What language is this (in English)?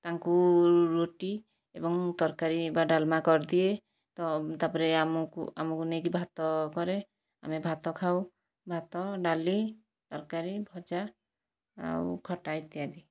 Odia